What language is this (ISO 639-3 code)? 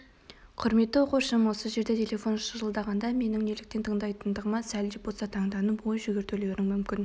kaz